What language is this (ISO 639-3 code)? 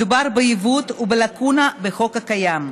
heb